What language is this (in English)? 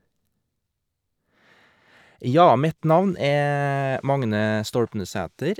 Norwegian